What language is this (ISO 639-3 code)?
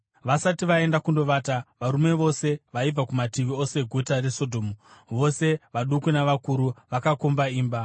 sna